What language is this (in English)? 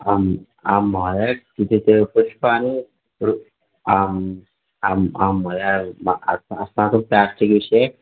Sanskrit